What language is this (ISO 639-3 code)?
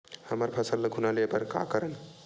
hne